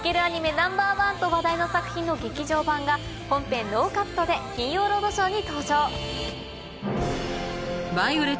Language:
Japanese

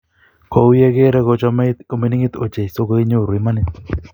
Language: Kalenjin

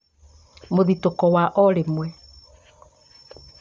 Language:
Kikuyu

